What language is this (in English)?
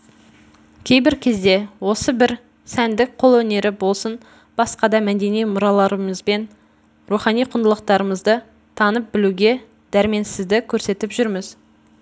Kazakh